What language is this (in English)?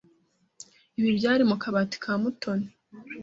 Kinyarwanda